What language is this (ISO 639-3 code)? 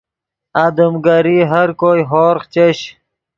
ydg